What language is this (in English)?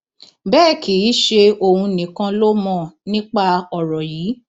Yoruba